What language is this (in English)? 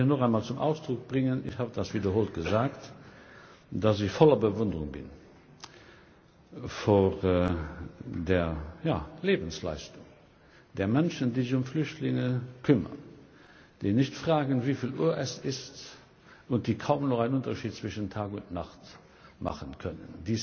German